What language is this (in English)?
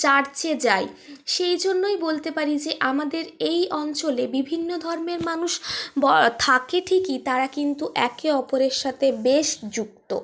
Bangla